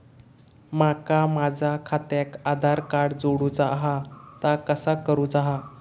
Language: Marathi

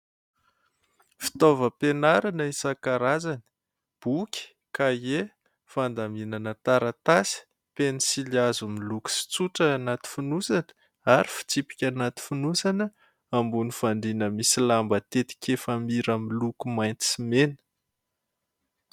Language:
Malagasy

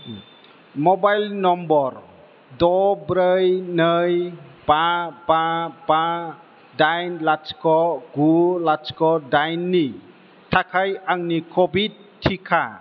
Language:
Bodo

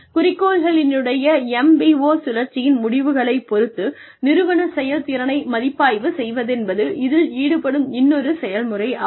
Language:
Tamil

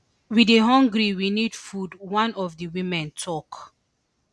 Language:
Nigerian Pidgin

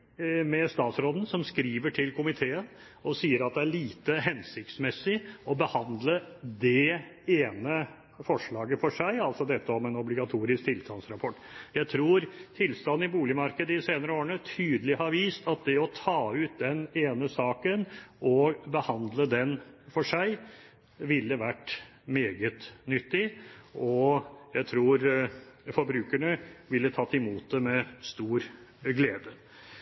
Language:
Norwegian Bokmål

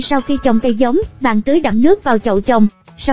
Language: Vietnamese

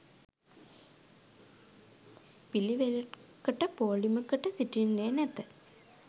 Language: Sinhala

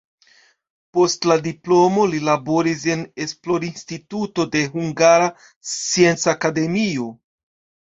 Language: Esperanto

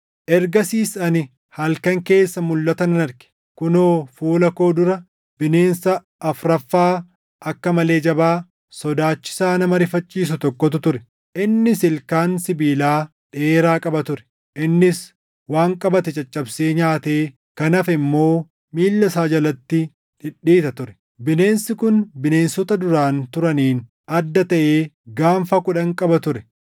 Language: Oromo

